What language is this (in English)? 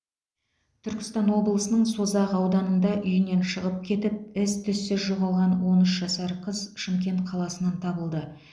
Kazakh